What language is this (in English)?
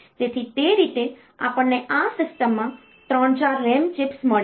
Gujarati